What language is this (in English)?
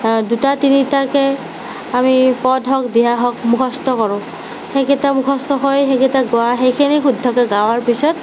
Assamese